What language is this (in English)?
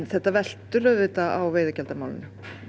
Icelandic